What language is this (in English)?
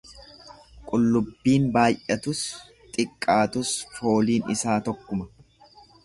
Oromo